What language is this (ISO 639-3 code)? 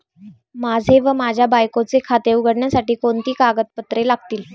mar